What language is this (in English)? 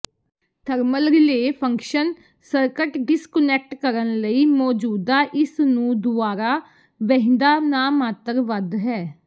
Punjabi